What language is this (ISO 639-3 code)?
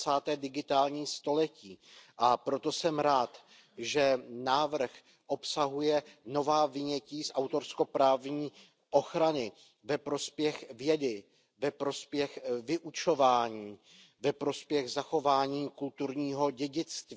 ces